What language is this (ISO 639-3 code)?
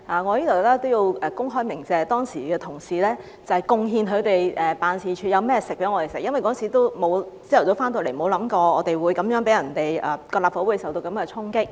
yue